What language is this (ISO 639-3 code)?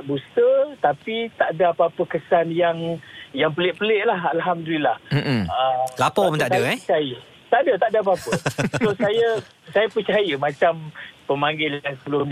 msa